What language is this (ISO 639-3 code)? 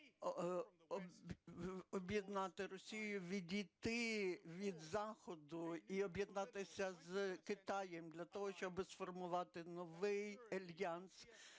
ukr